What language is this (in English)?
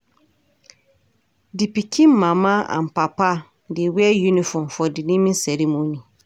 Nigerian Pidgin